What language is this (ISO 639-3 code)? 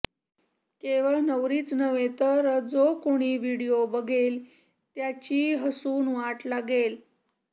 mar